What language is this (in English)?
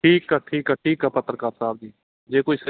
Punjabi